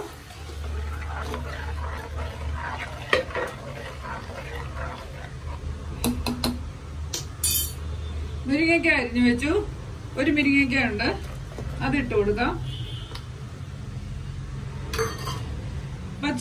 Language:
Malayalam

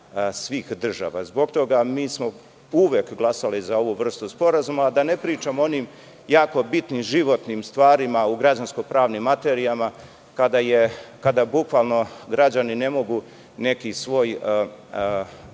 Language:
Serbian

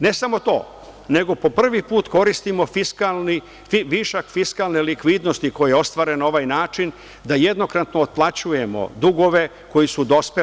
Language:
Serbian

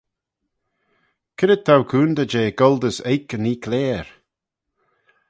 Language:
Manx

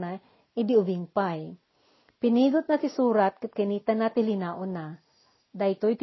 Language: Filipino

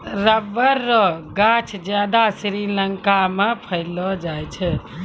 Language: Maithili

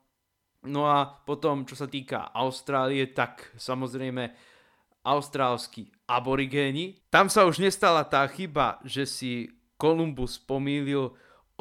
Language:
Slovak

